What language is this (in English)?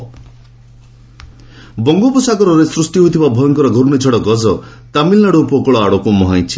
Odia